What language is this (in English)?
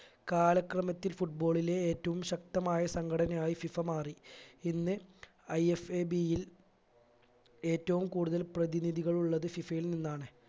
Malayalam